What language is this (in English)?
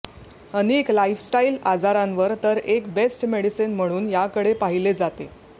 Marathi